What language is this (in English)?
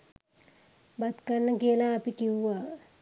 Sinhala